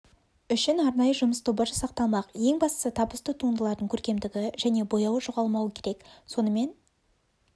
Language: Kazakh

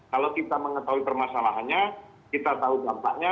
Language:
Indonesian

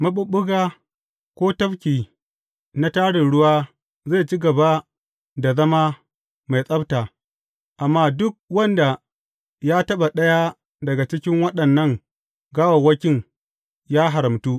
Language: Hausa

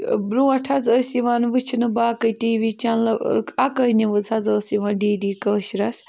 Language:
Kashmiri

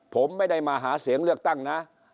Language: Thai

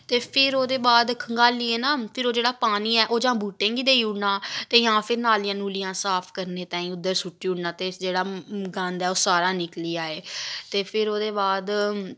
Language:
Dogri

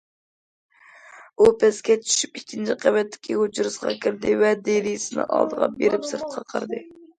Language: Uyghur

